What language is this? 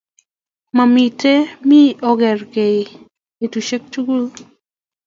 Kalenjin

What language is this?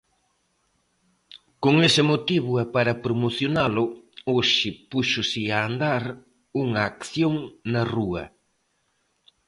Galician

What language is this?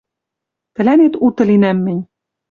Western Mari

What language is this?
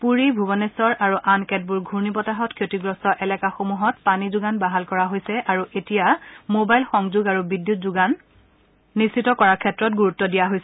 Assamese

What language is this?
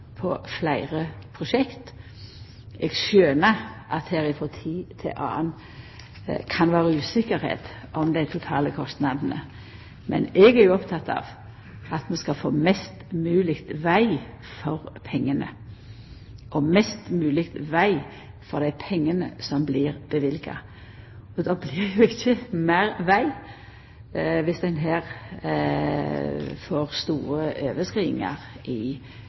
Norwegian Nynorsk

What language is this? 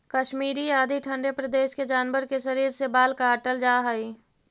Magahi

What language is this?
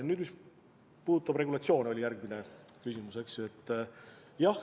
Estonian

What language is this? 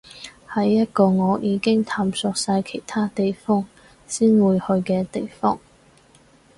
Cantonese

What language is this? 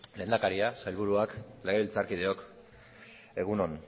Basque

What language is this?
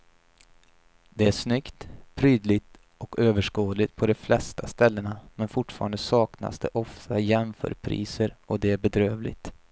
Swedish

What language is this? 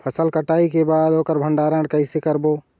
Chhattisgarhi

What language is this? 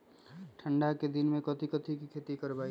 Magahi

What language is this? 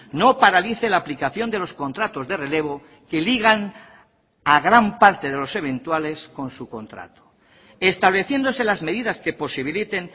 Spanish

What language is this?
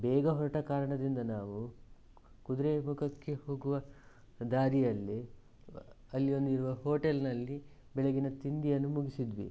Kannada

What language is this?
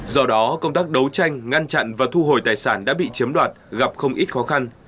Vietnamese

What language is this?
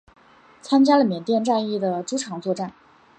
Chinese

